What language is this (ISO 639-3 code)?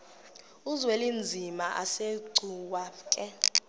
xho